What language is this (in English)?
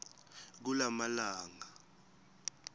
Swati